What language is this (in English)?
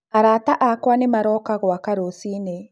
Kikuyu